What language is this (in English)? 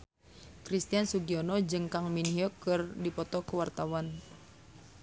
Sundanese